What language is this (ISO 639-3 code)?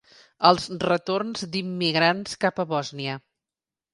cat